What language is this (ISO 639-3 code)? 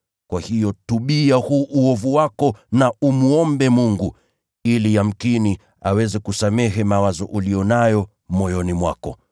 swa